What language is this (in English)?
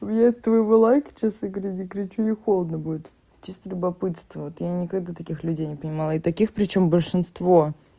Russian